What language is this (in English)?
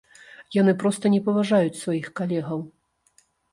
Belarusian